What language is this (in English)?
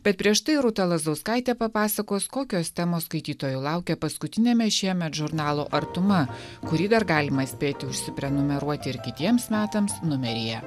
Lithuanian